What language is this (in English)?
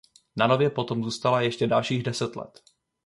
Czech